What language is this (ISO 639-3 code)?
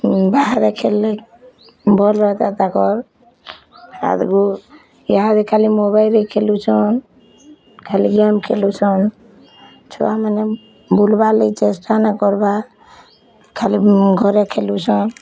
ori